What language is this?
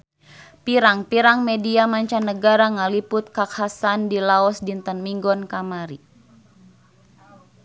Sundanese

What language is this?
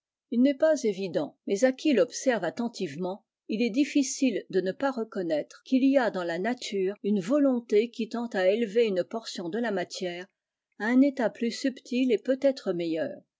French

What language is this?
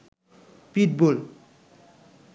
Bangla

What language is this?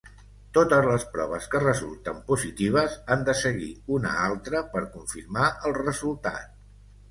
Catalan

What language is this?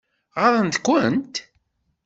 Kabyle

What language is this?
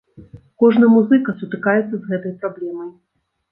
Belarusian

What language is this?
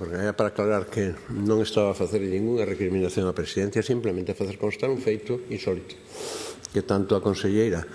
Spanish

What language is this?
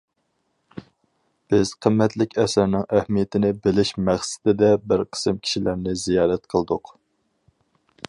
Uyghur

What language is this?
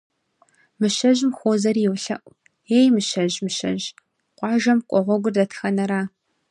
Kabardian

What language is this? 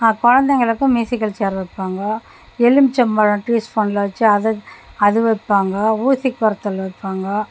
Tamil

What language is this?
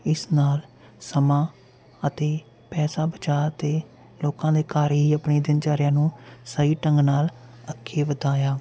Punjabi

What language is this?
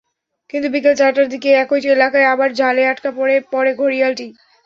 Bangla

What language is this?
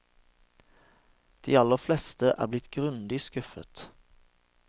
Norwegian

